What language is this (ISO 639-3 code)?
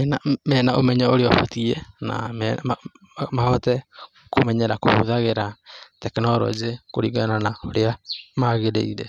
kik